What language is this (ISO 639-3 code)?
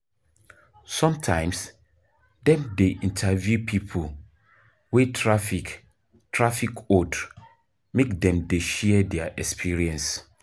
pcm